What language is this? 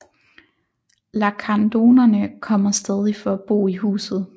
Danish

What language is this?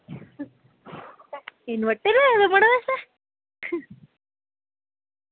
Dogri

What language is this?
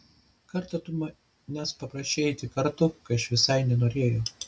Lithuanian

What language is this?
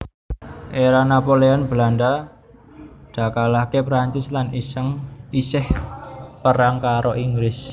Javanese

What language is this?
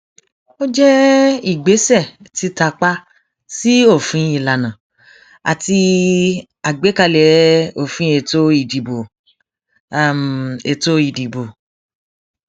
Yoruba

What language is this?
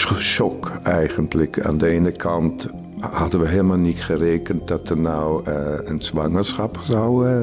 Dutch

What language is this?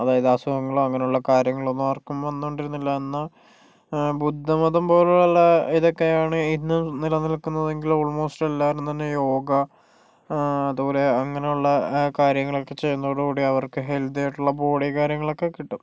Malayalam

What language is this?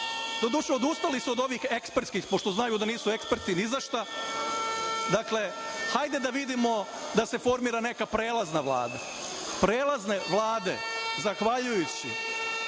Serbian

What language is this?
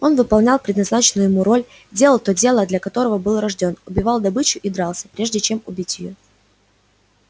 Russian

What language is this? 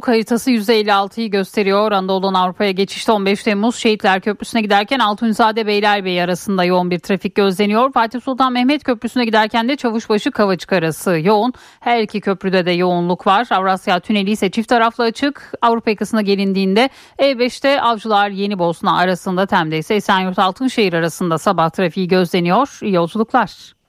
Turkish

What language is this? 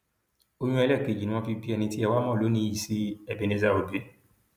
Yoruba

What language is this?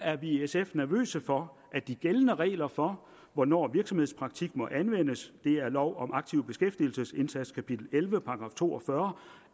Danish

